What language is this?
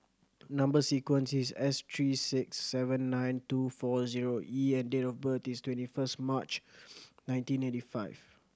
English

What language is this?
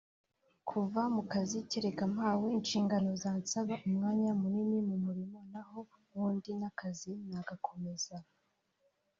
Kinyarwanda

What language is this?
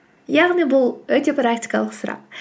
Kazakh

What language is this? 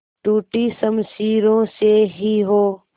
Hindi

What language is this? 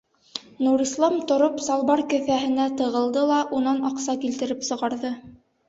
Bashkir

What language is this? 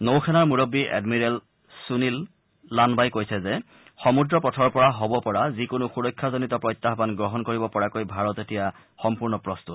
Assamese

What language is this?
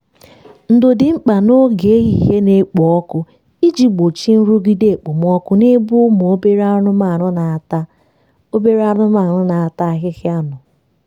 Igbo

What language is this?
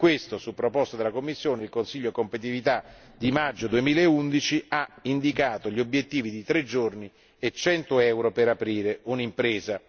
Italian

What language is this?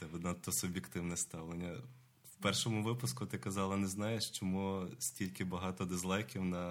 Ukrainian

